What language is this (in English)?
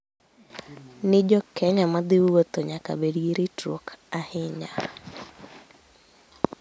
Luo (Kenya and Tanzania)